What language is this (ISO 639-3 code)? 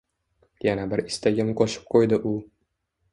uzb